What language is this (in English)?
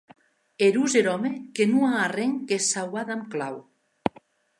Occitan